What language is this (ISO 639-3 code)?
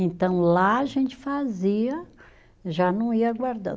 por